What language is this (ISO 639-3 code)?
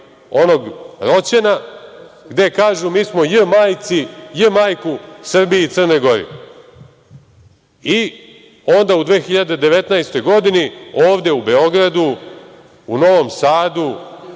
srp